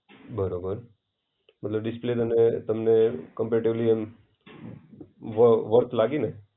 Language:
Gujarati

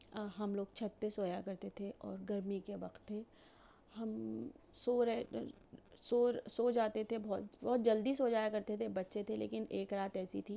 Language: Urdu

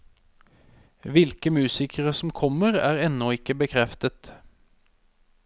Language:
Norwegian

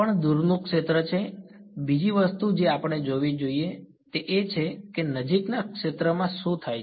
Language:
Gujarati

